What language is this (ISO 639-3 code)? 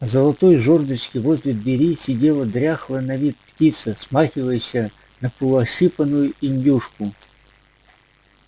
rus